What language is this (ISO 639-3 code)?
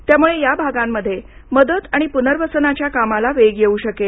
mar